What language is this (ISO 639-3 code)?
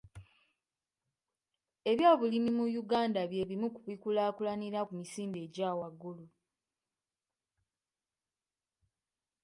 lug